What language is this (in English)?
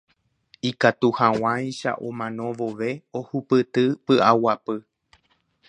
Guarani